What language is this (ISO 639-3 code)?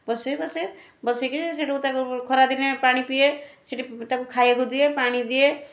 ori